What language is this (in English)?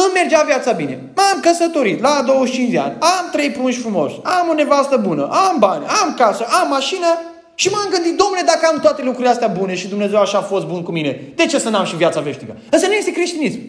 Romanian